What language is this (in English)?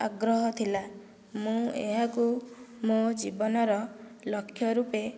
Odia